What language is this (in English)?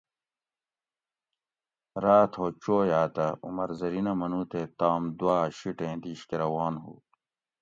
Gawri